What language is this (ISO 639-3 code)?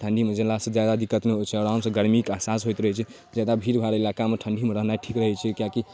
mai